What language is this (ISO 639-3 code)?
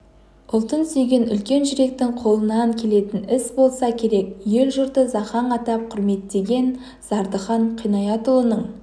kaz